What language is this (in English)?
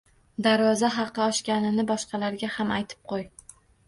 Uzbek